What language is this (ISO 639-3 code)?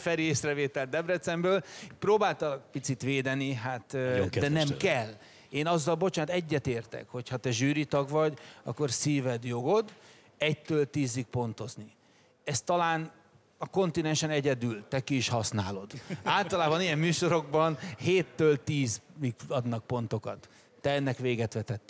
hun